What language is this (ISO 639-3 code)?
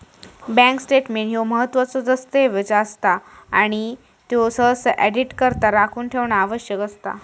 mar